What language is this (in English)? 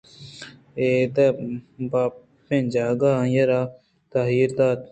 Eastern Balochi